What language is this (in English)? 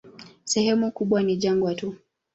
Swahili